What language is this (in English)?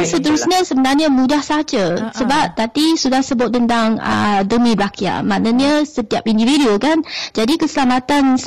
Malay